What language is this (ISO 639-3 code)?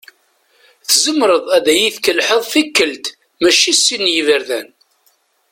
kab